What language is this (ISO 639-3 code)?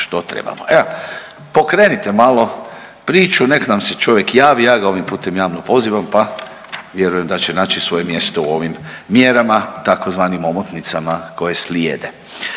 hrv